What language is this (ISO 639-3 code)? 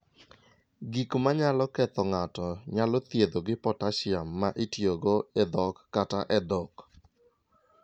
luo